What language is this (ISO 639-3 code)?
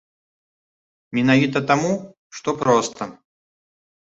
bel